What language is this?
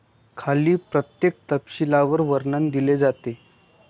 Marathi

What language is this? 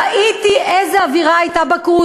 Hebrew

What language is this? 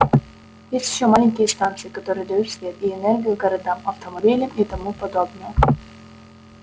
Russian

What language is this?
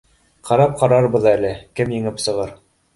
Bashkir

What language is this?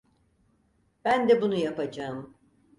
Turkish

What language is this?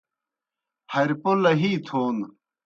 Kohistani Shina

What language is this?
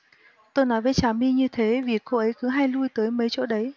Vietnamese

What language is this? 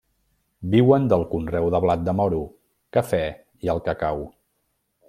Catalan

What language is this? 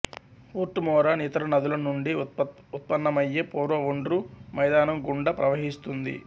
Telugu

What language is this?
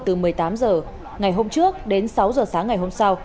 Vietnamese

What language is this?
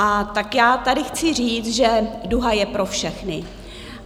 Czech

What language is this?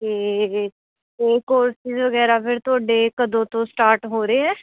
Punjabi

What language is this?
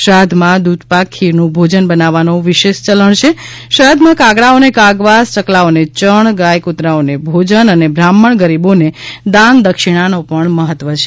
Gujarati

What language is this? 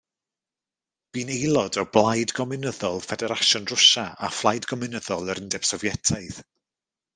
Welsh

